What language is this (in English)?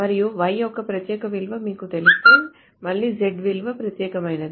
Telugu